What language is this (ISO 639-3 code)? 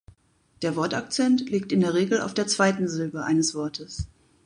deu